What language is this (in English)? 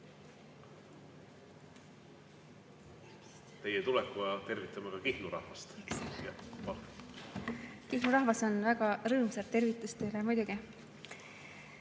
Estonian